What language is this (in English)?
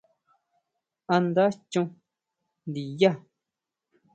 Huautla Mazatec